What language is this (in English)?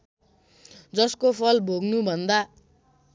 Nepali